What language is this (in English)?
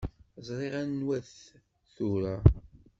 Kabyle